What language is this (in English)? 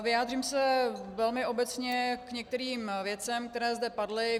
Czech